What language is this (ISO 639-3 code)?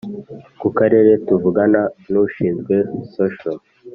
kin